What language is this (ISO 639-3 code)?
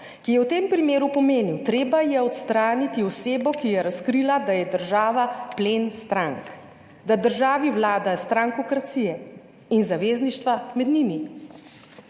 slv